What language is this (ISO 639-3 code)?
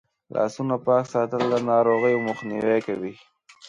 pus